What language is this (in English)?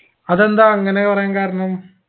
Malayalam